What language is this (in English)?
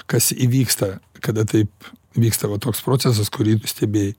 Lithuanian